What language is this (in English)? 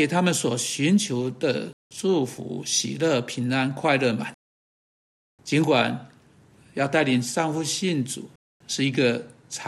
Chinese